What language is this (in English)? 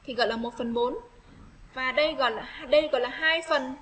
Vietnamese